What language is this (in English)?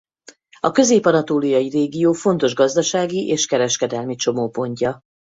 Hungarian